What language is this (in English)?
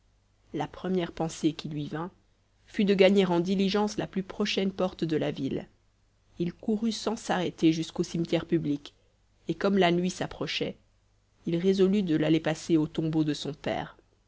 French